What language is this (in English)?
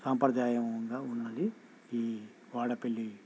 Telugu